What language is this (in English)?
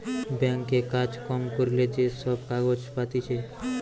Bangla